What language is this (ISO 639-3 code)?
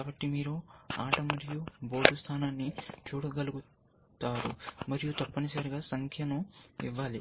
tel